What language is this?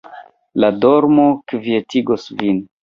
Esperanto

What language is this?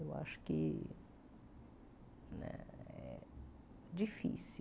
Portuguese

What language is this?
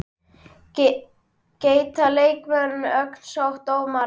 Icelandic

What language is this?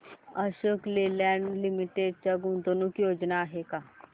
Marathi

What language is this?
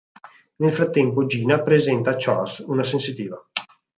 Italian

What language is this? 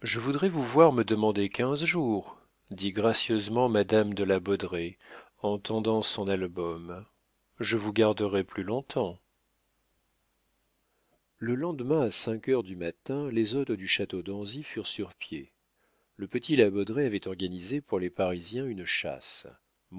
French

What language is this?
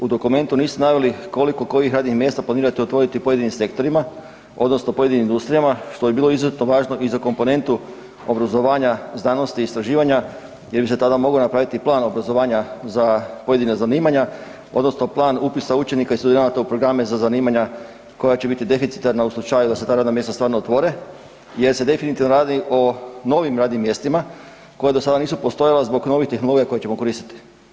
Croatian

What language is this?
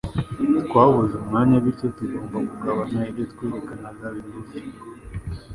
Kinyarwanda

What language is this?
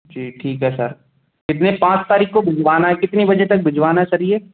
Hindi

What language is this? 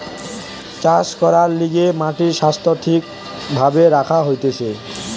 Bangla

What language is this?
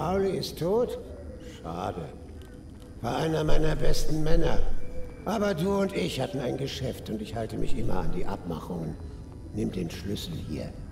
German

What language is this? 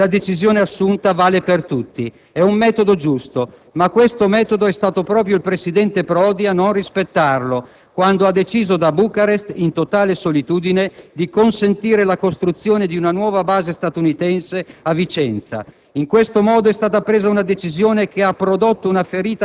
Italian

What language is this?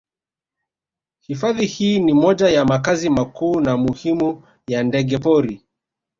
Swahili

